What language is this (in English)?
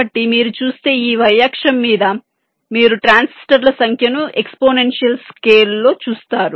Telugu